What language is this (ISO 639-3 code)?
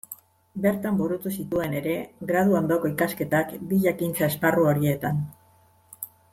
eus